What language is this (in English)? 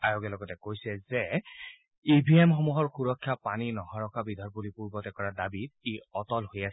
Assamese